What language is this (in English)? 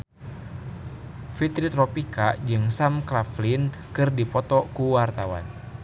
Sundanese